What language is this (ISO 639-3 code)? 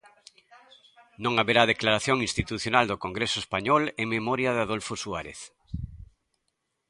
glg